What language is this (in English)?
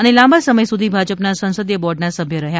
Gujarati